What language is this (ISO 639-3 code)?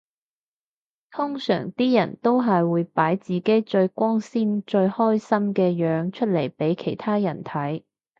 yue